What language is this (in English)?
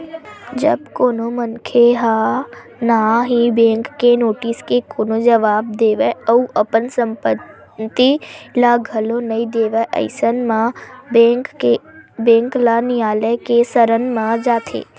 Chhattisgarhi